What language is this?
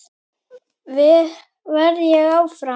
Icelandic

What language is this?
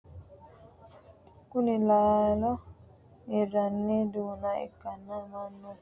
Sidamo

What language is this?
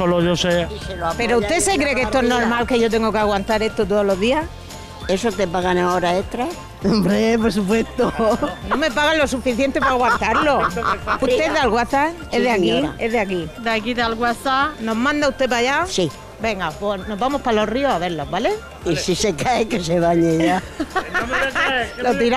Spanish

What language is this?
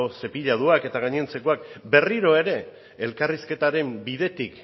Basque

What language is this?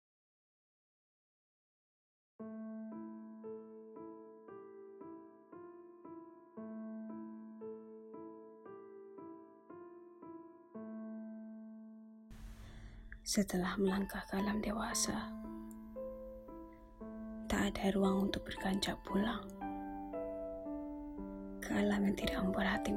Malay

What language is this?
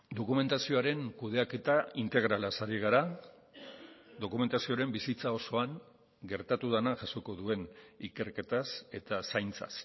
Basque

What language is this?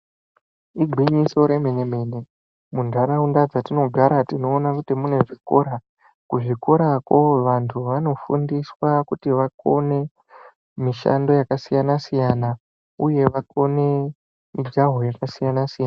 Ndau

